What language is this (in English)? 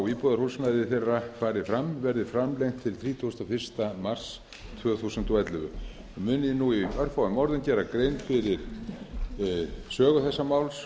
Icelandic